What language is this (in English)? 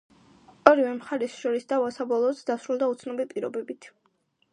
Georgian